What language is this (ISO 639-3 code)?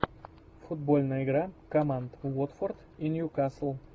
rus